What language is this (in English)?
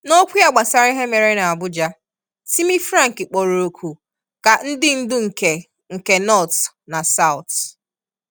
Igbo